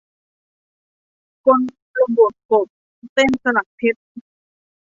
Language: Thai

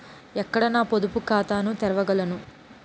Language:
Telugu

